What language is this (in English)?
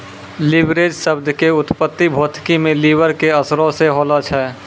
Maithili